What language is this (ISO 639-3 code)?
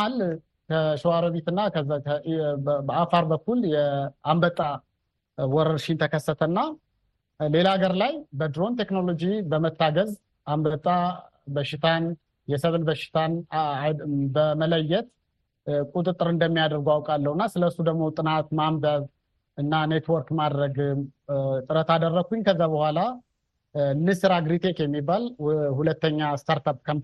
amh